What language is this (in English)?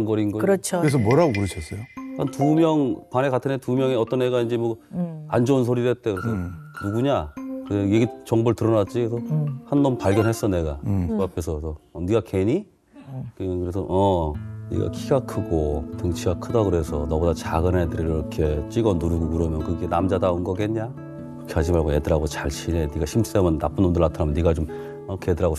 Korean